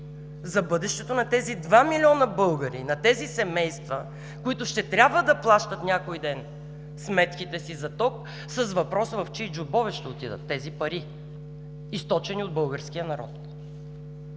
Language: Bulgarian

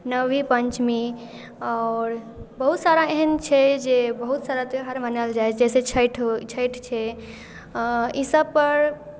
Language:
Maithili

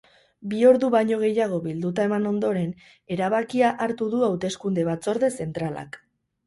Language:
Basque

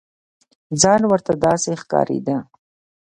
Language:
Pashto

